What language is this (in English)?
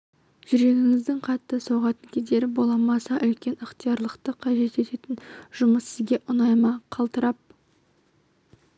Kazakh